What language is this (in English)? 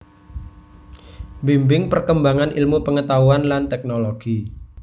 Javanese